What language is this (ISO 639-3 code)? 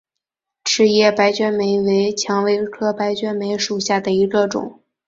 zho